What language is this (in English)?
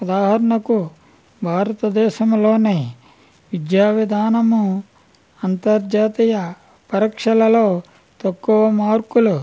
Telugu